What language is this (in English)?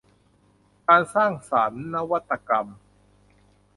Thai